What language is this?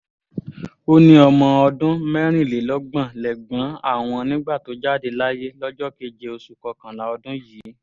Yoruba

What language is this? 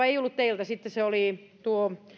Finnish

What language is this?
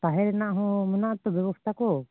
Santali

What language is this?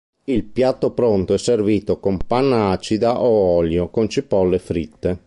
Italian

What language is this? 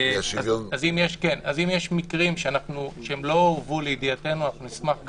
Hebrew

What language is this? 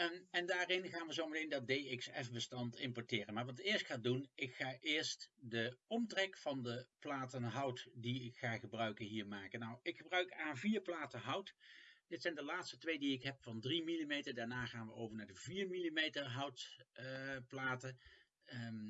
Dutch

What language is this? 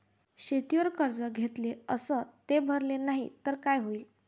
Marathi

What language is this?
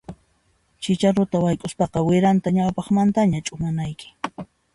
Puno Quechua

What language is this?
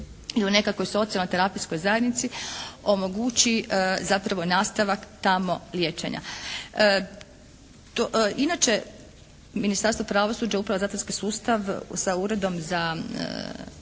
Croatian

